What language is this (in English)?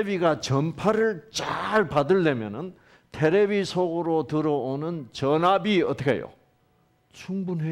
Korean